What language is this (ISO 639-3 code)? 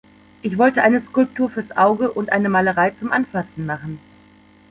deu